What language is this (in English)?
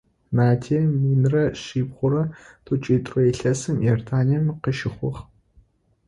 Adyghe